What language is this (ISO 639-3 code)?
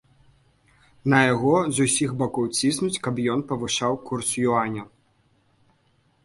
bel